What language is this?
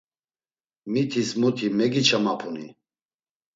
Laz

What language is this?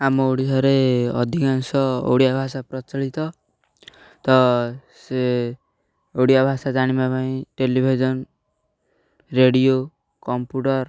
Odia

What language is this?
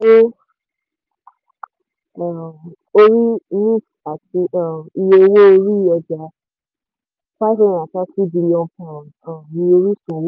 Yoruba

